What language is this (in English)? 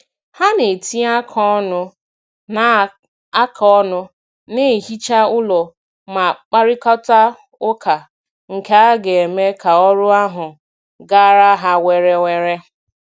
Igbo